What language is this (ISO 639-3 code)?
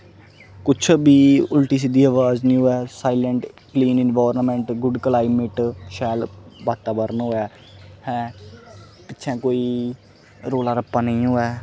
doi